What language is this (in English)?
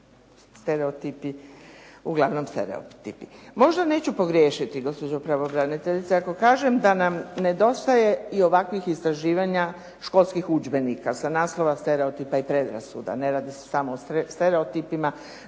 Croatian